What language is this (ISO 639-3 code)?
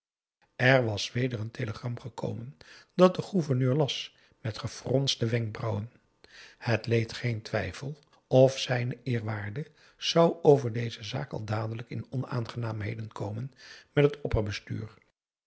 nld